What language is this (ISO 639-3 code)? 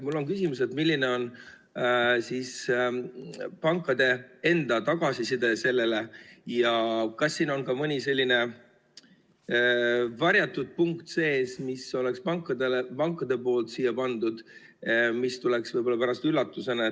est